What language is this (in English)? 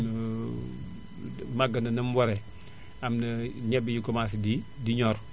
Wolof